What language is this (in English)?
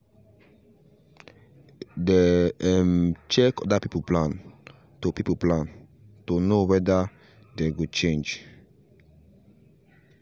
Nigerian Pidgin